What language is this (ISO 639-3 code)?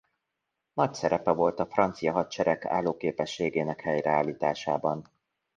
hun